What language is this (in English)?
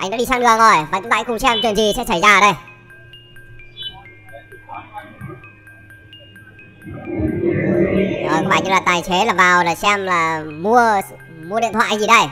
Vietnamese